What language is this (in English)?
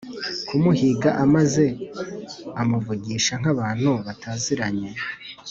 Kinyarwanda